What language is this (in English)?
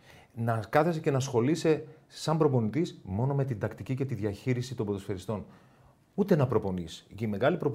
Greek